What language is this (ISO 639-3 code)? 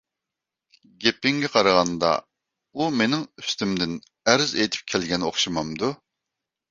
uig